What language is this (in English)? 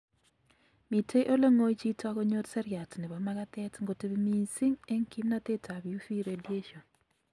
Kalenjin